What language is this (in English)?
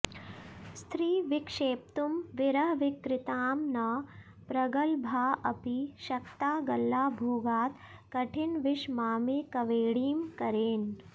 Sanskrit